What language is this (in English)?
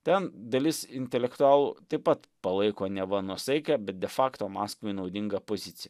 Lithuanian